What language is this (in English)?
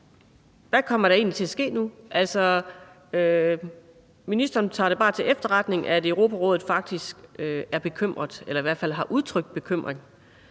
Danish